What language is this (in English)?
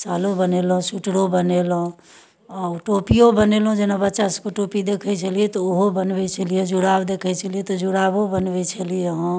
Maithili